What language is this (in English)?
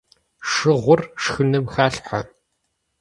Kabardian